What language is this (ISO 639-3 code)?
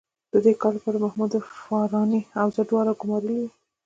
pus